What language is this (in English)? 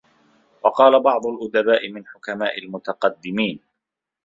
Arabic